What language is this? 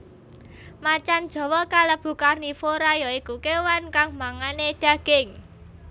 Javanese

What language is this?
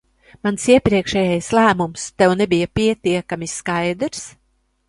Latvian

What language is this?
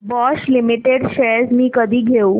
Marathi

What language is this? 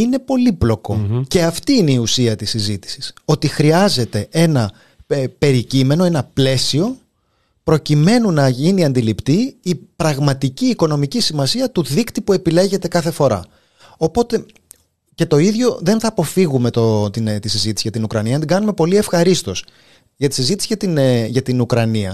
Greek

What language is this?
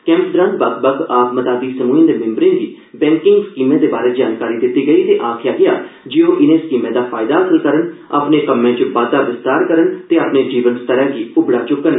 Dogri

